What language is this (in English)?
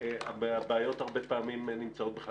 Hebrew